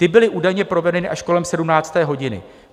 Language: Czech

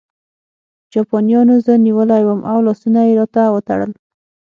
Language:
Pashto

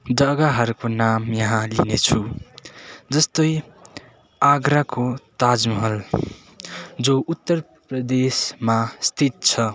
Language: Nepali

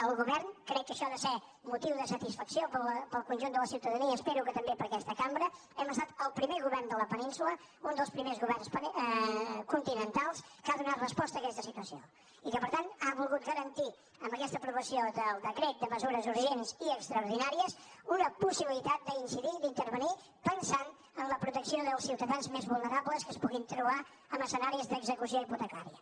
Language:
Catalan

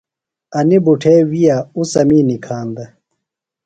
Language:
Phalura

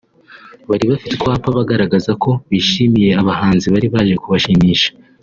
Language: Kinyarwanda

